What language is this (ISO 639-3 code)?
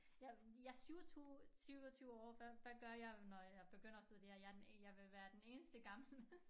dan